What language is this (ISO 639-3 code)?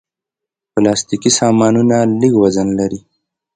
pus